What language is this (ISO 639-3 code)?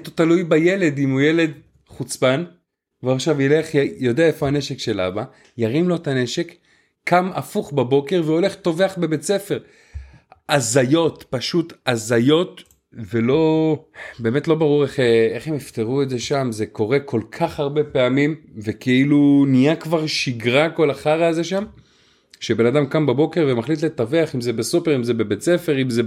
heb